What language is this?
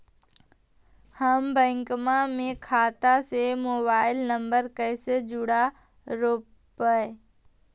Magahi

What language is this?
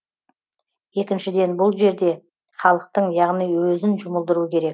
Kazakh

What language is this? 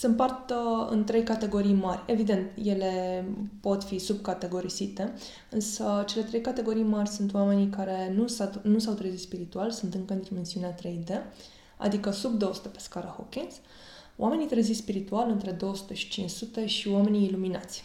Romanian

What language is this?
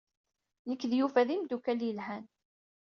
Kabyle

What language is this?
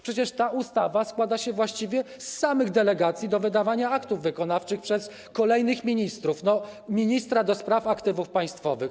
Polish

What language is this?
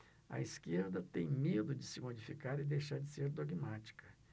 Portuguese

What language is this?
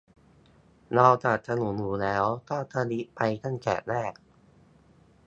Thai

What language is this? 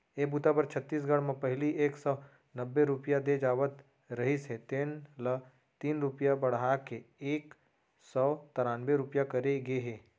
Chhattisgarhi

